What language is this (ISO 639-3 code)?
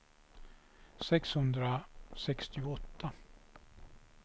swe